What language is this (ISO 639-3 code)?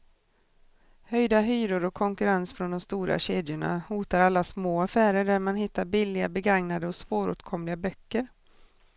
swe